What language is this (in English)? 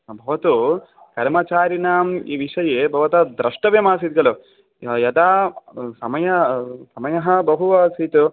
Sanskrit